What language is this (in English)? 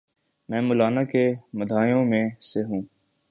Urdu